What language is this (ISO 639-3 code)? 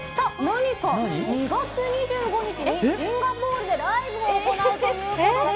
jpn